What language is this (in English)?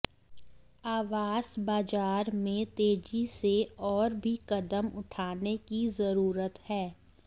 Hindi